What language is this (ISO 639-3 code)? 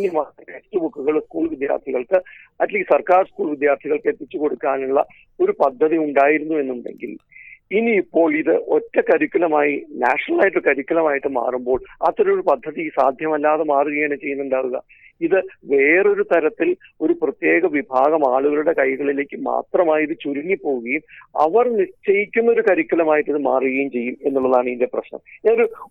mal